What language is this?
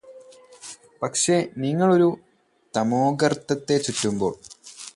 Malayalam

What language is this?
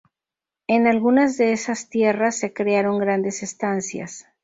Spanish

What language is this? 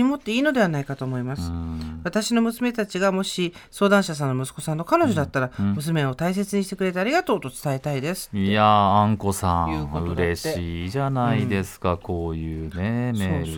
Japanese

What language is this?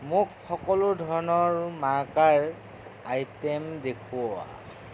Assamese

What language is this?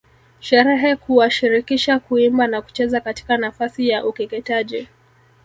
Swahili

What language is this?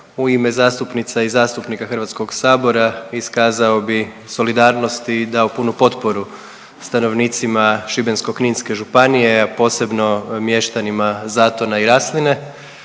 Croatian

